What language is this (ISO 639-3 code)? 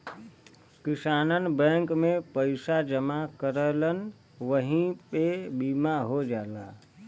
bho